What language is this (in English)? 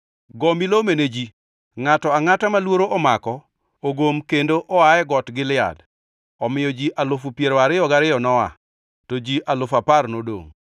Luo (Kenya and Tanzania)